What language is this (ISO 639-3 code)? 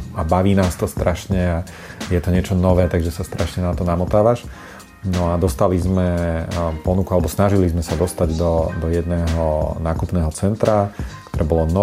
slk